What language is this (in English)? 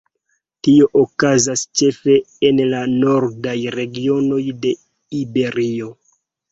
Esperanto